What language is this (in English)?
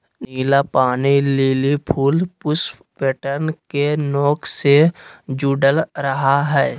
Magahi